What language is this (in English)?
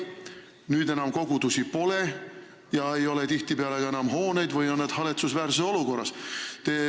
Estonian